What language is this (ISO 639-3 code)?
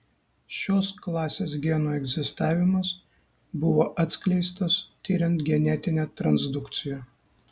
lit